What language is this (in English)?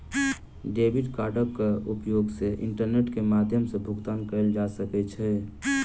Maithili